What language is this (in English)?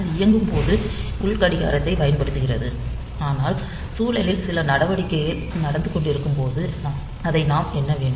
Tamil